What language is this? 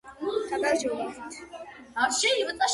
Georgian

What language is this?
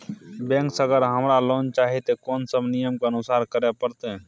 Maithili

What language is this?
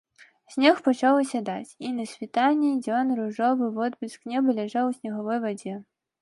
Belarusian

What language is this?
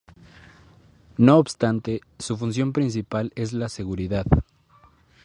Spanish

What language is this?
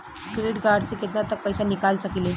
Bhojpuri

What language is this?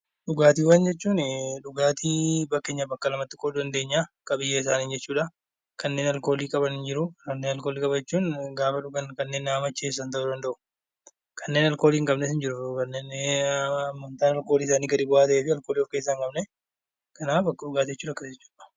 Oromo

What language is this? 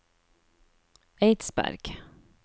Norwegian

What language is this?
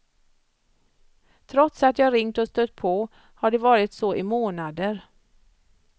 Swedish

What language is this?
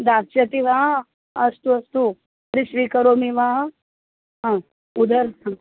Sanskrit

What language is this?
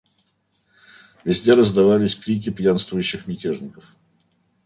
Russian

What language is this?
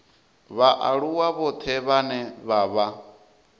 Venda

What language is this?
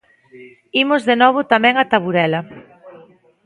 Galician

